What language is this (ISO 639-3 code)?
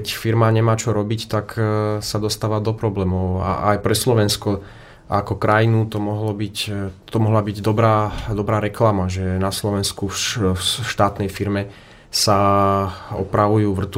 slk